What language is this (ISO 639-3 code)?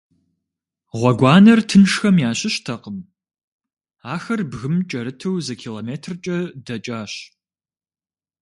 kbd